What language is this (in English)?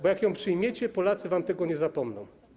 Polish